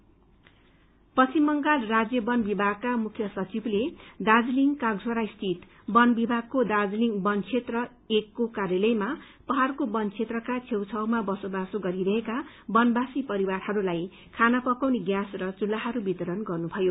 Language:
Nepali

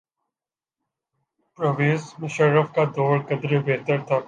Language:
Urdu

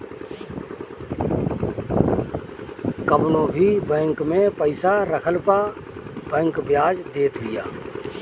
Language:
Bhojpuri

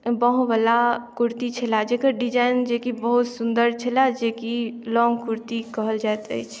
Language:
Maithili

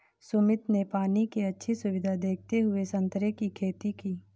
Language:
Hindi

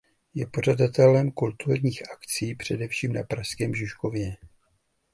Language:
Czech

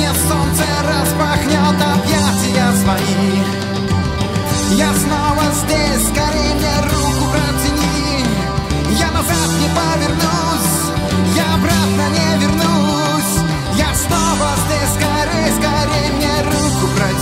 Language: Russian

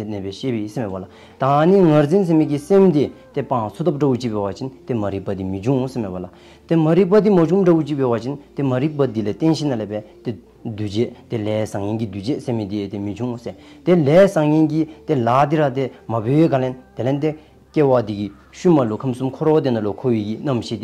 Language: Turkish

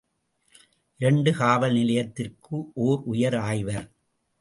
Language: Tamil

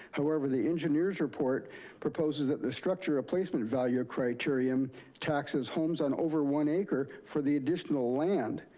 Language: English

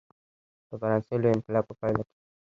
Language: Pashto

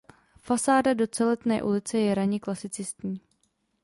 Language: Czech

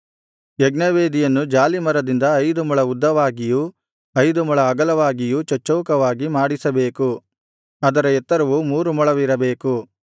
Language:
Kannada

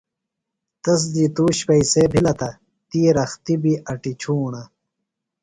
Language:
Phalura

